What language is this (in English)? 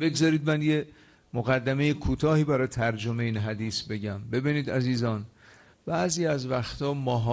Persian